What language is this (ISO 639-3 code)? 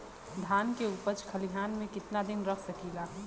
bho